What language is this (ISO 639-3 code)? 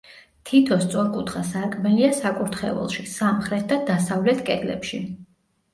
kat